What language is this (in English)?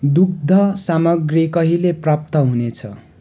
Nepali